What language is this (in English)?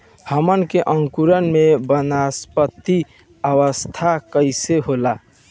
Bhojpuri